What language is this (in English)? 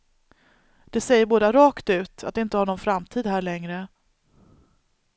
Swedish